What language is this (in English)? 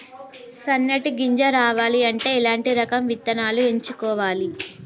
Telugu